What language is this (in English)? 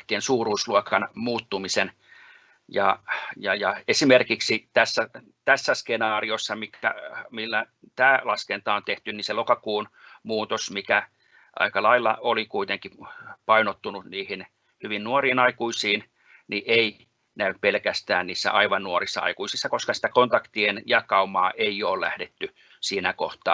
Finnish